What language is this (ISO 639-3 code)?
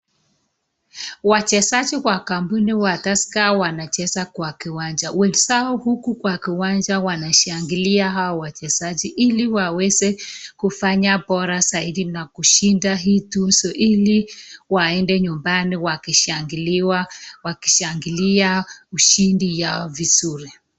swa